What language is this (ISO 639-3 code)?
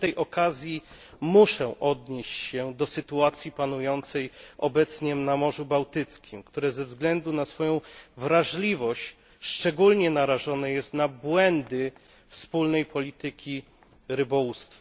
pol